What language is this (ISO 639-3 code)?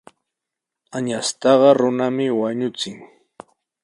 qws